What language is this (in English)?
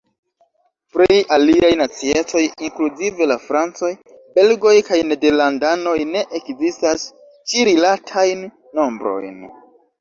Esperanto